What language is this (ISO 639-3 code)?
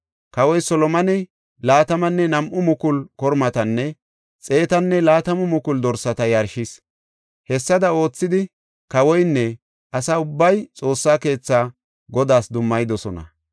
gof